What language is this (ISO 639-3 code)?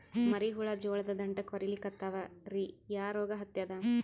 kan